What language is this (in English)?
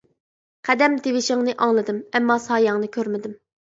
Uyghur